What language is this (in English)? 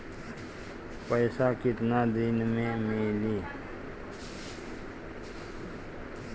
Bhojpuri